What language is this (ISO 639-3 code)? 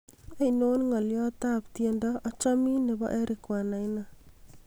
kln